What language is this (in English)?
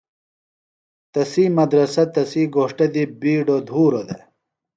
Phalura